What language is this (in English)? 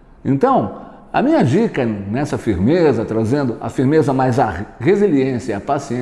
Portuguese